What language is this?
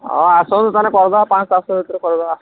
Odia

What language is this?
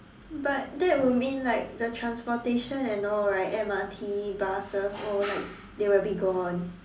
English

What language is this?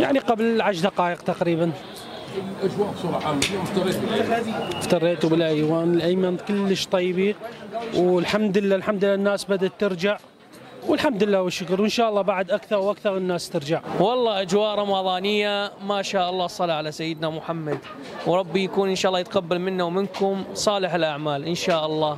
Arabic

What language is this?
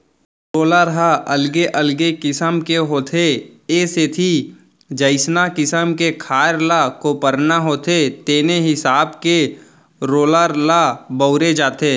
Chhattisgarhi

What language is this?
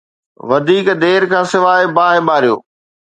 Sindhi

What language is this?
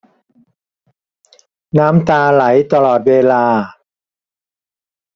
Thai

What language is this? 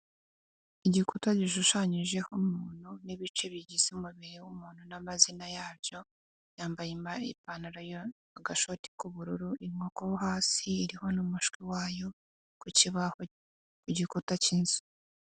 Kinyarwanda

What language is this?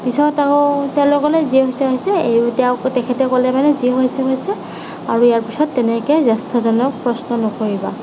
Assamese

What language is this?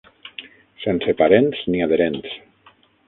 Catalan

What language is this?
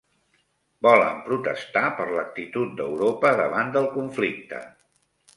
Catalan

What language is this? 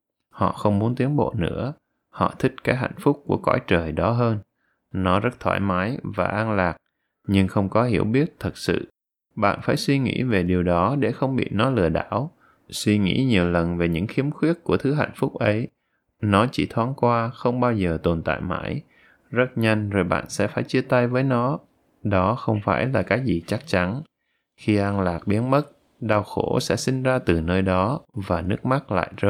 Vietnamese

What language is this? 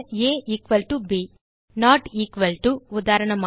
Tamil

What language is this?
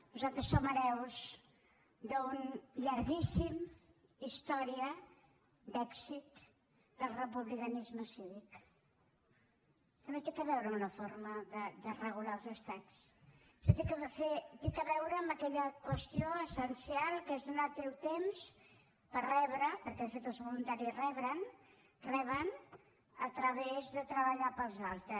Catalan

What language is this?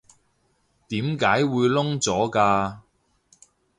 Cantonese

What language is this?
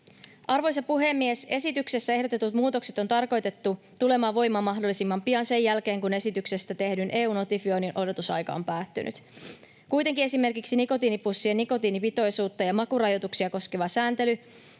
Finnish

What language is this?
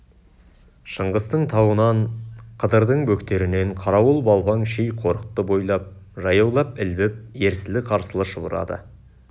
Kazakh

